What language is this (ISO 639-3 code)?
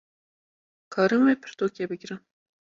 kur